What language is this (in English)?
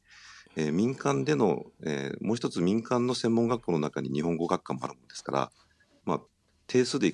Japanese